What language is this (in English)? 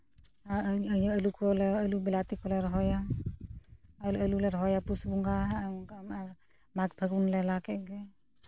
Santali